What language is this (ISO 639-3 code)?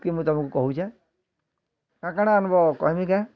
ori